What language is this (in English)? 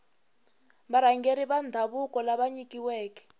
Tsonga